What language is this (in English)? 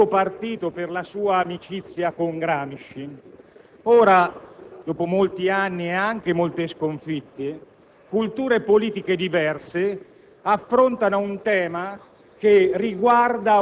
Italian